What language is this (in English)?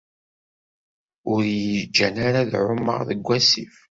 Kabyle